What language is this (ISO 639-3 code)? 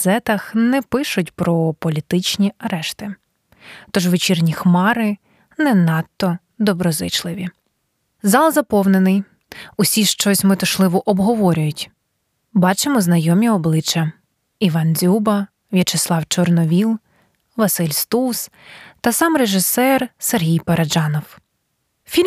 ukr